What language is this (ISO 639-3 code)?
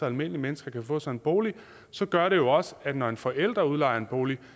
dan